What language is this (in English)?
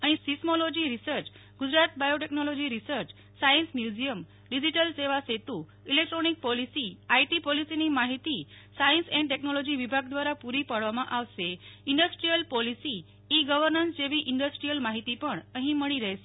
Gujarati